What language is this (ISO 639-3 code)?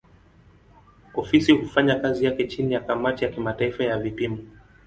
swa